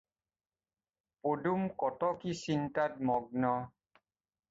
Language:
Assamese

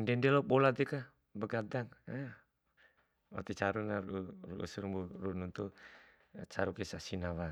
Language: Bima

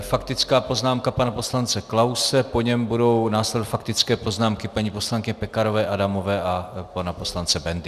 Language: Czech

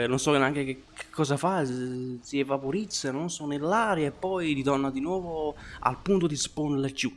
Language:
Italian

